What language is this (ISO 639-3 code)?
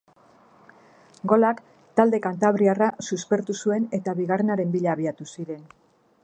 eus